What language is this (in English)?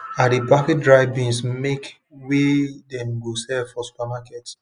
Nigerian Pidgin